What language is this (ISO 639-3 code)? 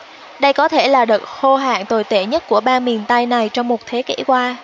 vie